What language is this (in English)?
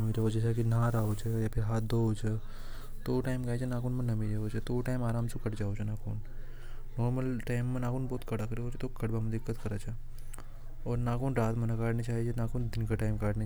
Hadothi